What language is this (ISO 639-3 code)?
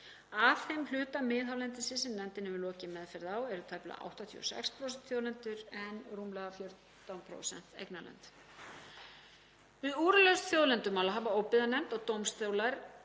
isl